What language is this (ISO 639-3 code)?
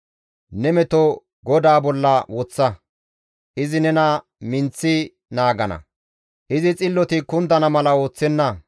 gmv